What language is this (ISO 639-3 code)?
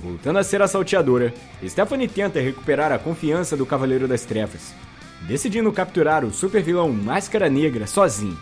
por